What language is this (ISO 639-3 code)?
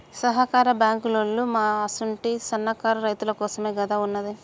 tel